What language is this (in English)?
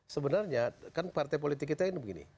Indonesian